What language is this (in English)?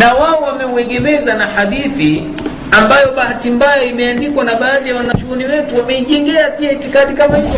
Swahili